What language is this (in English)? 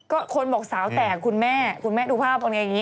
Thai